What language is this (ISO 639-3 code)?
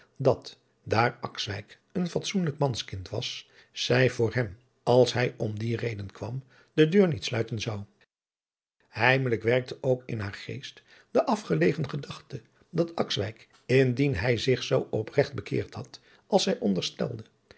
nld